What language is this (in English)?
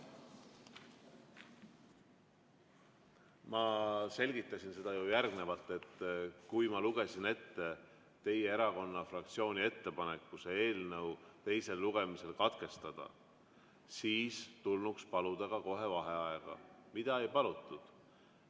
Estonian